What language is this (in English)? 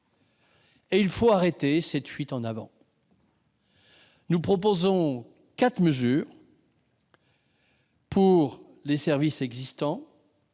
French